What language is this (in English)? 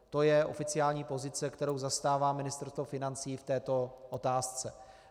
Czech